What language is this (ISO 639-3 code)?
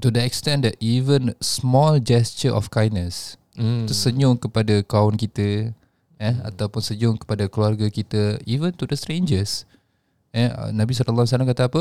msa